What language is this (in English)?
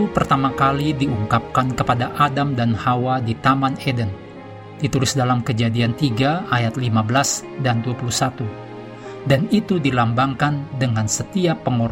Indonesian